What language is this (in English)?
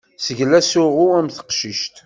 Kabyle